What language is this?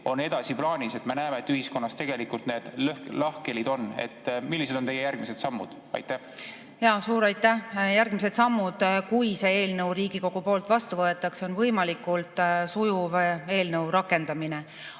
Estonian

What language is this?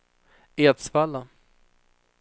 Swedish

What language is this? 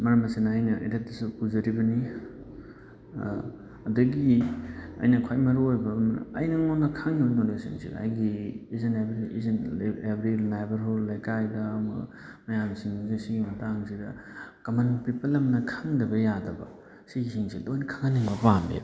Manipuri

